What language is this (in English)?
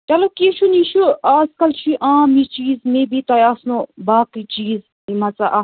Kashmiri